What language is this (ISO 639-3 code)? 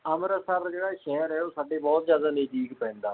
pan